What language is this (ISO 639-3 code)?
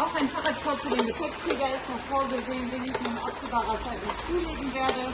deu